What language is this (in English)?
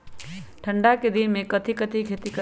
Magahi